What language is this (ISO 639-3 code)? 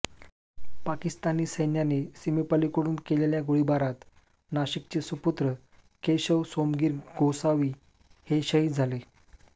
mar